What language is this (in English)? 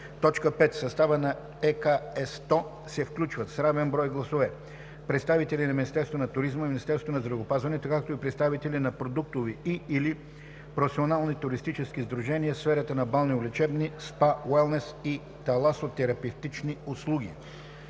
Bulgarian